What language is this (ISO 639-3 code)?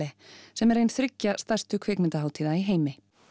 isl